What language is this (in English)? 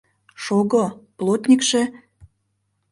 Mari